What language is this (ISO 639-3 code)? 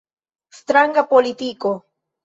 epo